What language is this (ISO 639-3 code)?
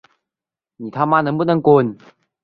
zho